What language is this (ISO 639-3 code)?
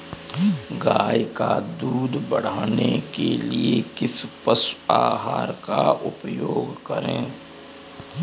hin